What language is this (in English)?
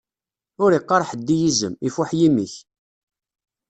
Kabyle